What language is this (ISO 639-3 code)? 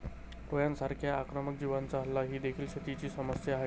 mar